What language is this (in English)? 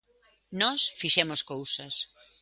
Galician